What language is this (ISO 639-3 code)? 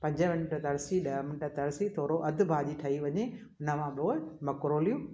snd